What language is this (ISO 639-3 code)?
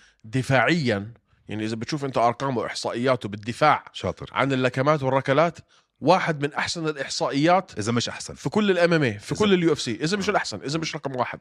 ara